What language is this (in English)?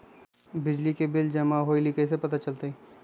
Magahi